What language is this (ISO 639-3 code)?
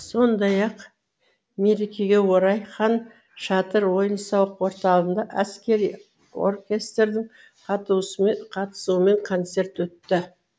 kaz